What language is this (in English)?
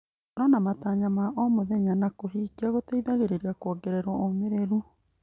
Kikuyu